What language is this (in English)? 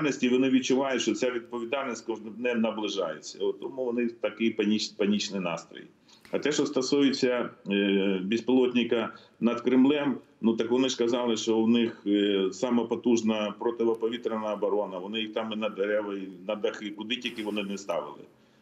Ukrainian